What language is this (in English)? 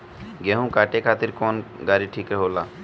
Bhojpuri